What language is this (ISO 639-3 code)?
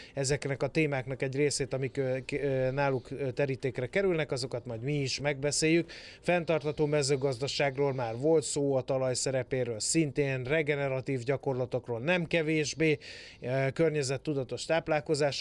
hun